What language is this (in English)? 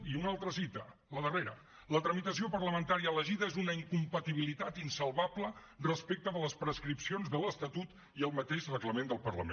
Catalan